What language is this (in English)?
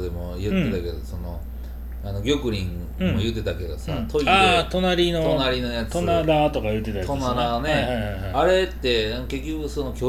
Japanese